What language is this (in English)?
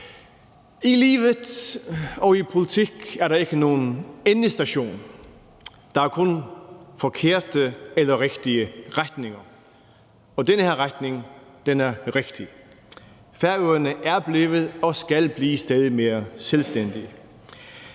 Danish